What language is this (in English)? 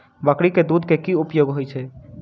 Maithili